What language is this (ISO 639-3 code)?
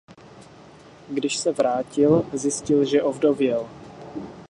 ces